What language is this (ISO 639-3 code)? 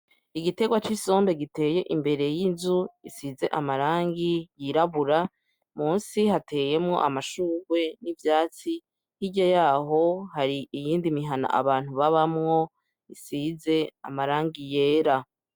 run